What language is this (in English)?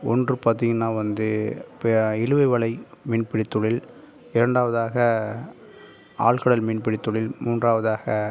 Tamil